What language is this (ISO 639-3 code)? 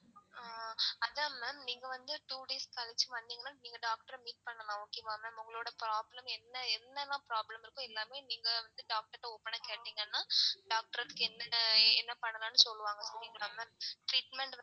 tam